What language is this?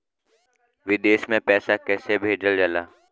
Bhojpuri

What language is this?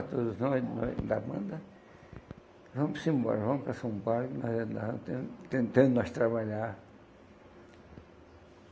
Portuguese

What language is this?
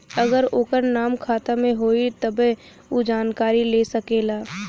Bhojpuri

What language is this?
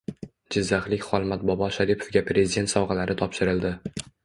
Uzbek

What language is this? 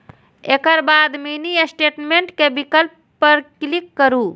Maithili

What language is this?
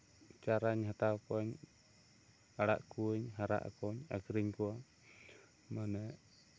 Santali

